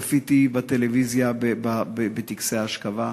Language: Hebrew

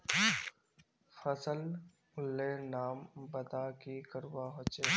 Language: Magahi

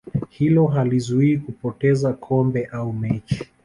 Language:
Swahili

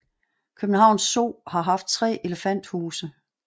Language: Danish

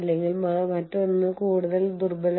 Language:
Malayalam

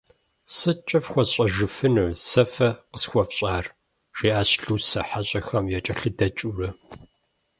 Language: Kabardian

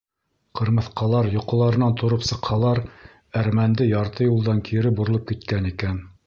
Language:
Bashkir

